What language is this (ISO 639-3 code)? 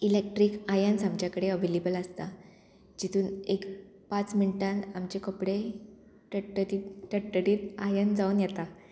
kok